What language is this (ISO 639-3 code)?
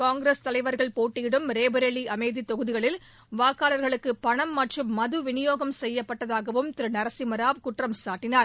tam